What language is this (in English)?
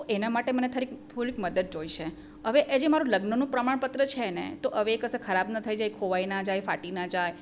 Gujarati